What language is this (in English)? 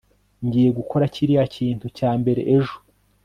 Kinyarwanda